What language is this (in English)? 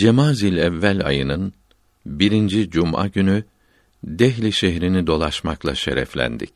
Turkish